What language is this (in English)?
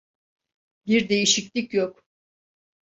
Turkish